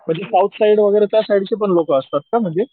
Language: Marathi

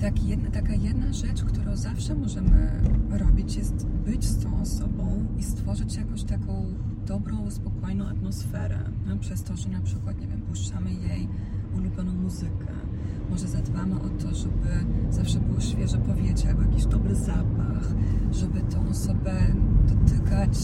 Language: Polish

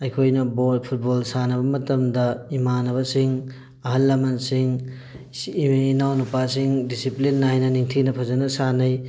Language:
Manipuri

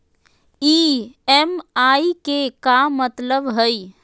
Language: Magahi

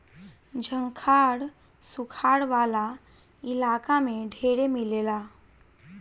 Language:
Bhojpuri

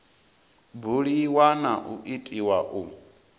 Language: Venda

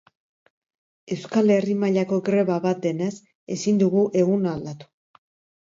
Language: Basque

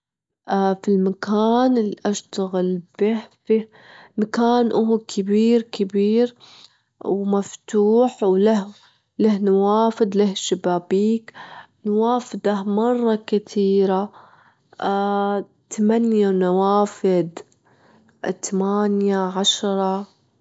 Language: Gulf Arabic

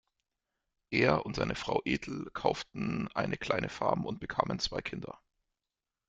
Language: German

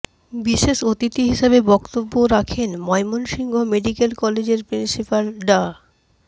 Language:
Bangla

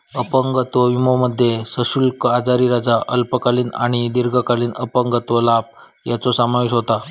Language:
Marathi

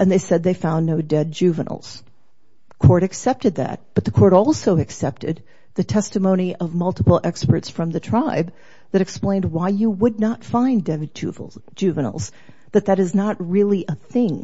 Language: English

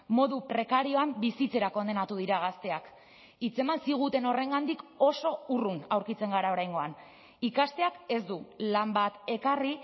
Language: Basque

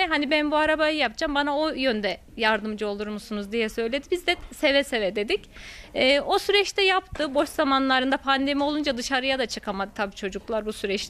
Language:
Turkish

